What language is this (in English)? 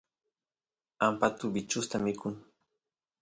Santiago del Estero Quichua